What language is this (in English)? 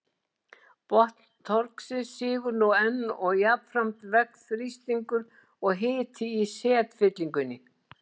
Icelandic